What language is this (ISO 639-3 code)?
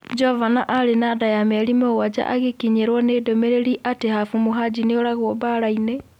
kik